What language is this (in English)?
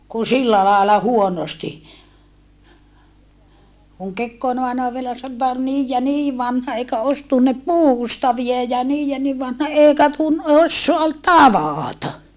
Finnish